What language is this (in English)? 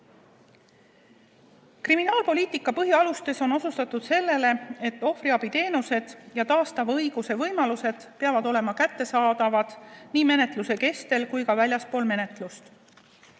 Estonian